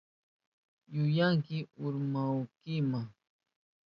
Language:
Southern Pastaza Quechua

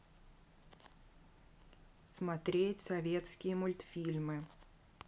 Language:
Russian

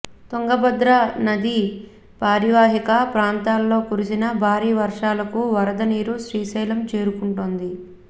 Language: Telugu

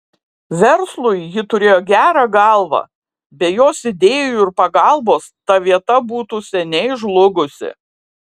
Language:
Lithuanian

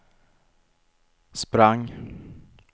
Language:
Swedish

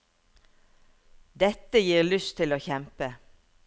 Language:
Norwegian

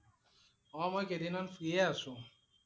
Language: Assamese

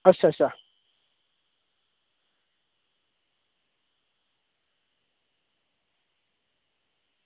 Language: Dogri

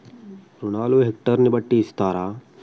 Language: Telugu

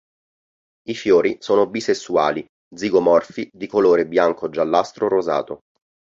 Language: Italian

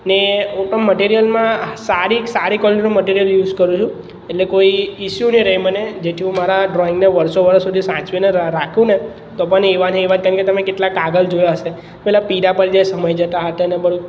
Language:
Gujarati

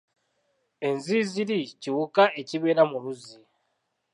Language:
Ganda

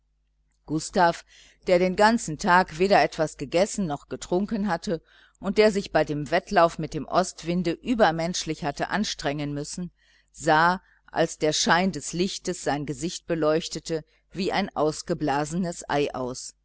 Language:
German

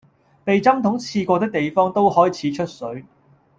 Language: Cantonese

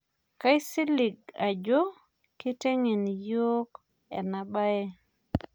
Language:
Masai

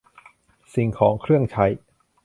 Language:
Thai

